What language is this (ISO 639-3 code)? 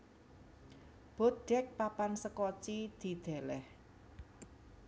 jav